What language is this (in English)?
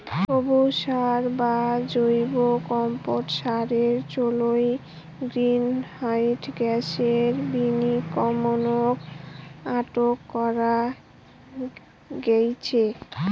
Bangla